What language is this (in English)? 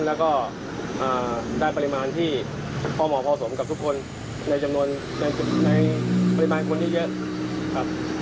Thai